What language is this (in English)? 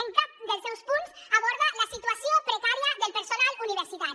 Catalan